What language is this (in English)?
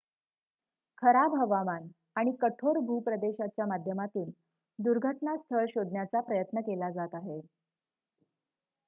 Marathi